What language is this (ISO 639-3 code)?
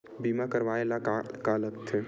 hne